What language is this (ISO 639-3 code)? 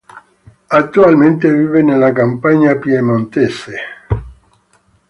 ita